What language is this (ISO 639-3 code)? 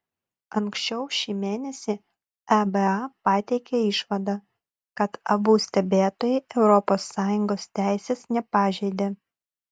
lit